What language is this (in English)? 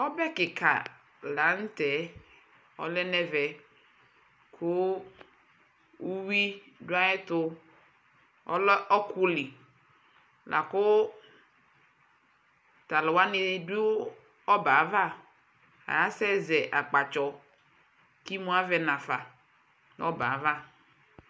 Ikposo